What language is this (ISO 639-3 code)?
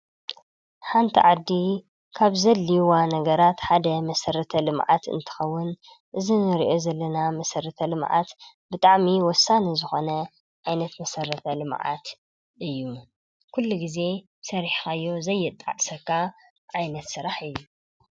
tir